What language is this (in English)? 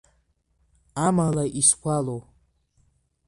Abkhazian